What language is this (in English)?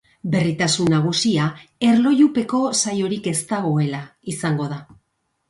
Basque